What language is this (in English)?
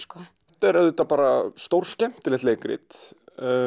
Icelandic